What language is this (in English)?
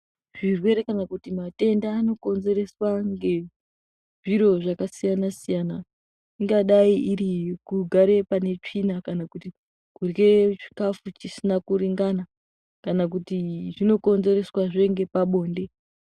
Ndau